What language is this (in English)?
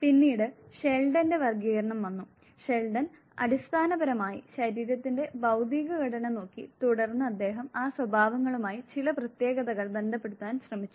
Malayalam